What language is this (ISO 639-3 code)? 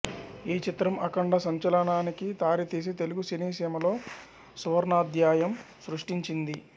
tel